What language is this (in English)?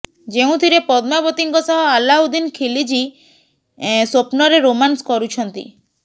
Odia